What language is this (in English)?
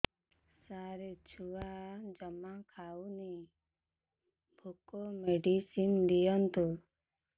Odia